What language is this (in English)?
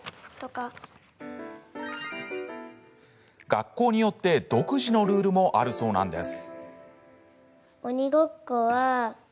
Japanese